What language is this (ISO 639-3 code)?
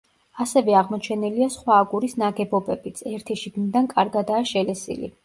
kat